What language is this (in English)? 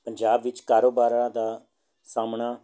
Punjabi